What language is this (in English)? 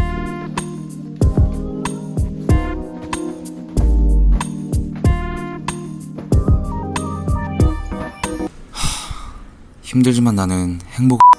Korean